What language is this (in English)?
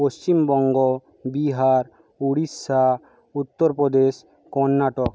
Bangla